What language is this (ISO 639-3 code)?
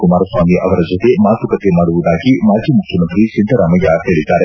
kan